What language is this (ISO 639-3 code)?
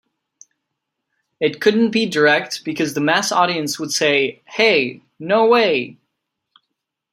eng